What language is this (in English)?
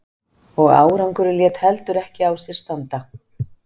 Icelandic